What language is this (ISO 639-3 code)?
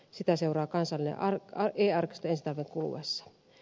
fin